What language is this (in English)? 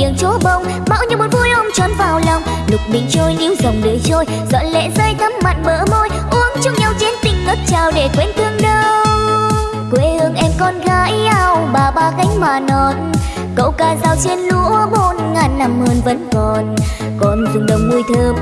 Vietnamese